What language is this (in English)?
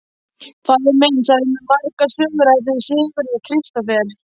Icelandic